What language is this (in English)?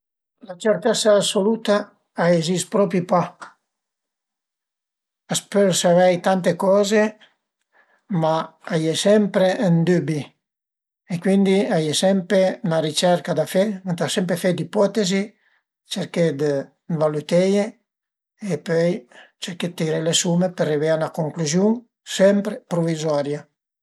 Piedmontese